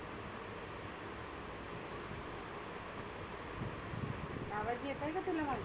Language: Marathi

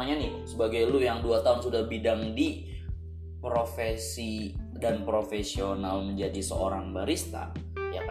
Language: Indonesian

